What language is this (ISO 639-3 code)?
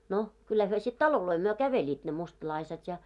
fin